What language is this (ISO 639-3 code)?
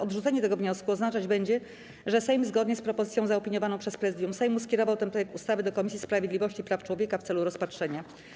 pol